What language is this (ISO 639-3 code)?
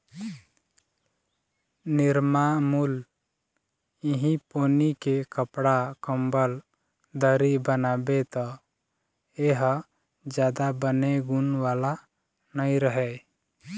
hne